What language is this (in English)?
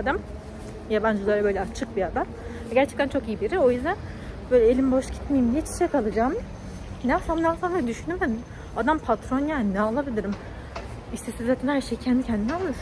Turkish